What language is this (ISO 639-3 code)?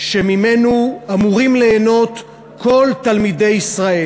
heb